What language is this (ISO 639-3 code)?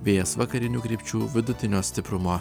lit